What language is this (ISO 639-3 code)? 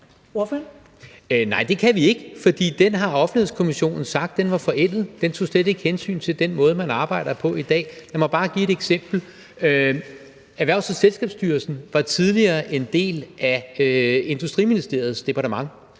dan